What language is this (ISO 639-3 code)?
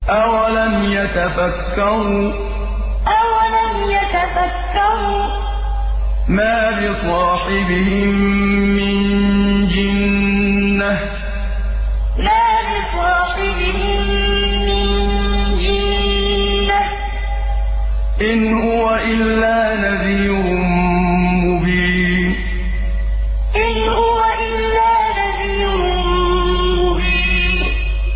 ara